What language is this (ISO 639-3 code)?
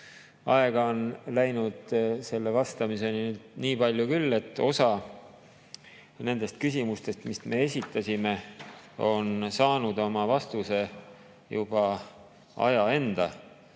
est